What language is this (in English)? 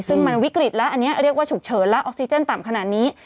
Thai